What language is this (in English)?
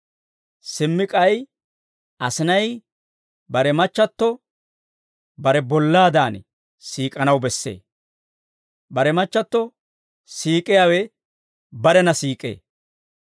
Dawro